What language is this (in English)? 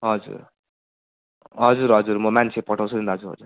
Nepali